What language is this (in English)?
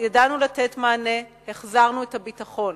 Hebrew